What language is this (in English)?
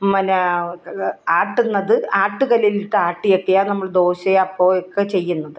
Malayalam